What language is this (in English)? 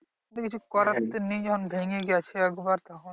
Bangla